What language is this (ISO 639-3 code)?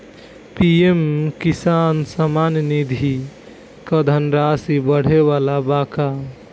bho